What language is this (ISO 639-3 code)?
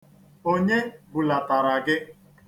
ibo